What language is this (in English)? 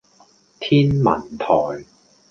Cantonese